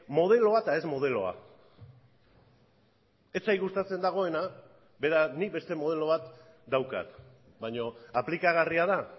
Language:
Basque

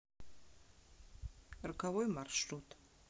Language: Russian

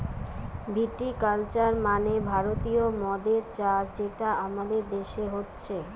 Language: Bangla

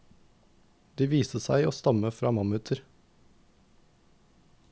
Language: Norwegian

